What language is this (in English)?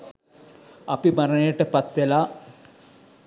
Sinhala